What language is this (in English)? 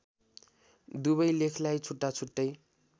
Nepali